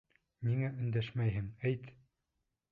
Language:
Bashkir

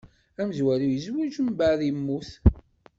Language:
Kabyle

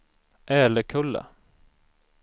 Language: Swedish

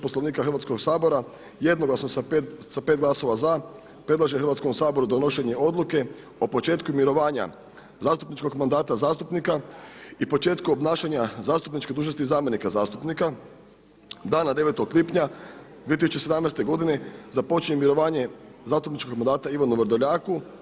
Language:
Croatian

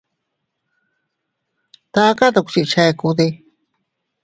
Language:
Teutila Cuicatec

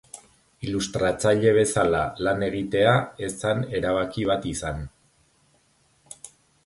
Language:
Basque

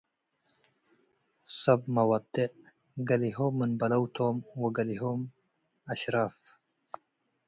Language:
Tigre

